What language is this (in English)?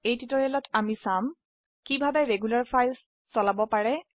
Assamese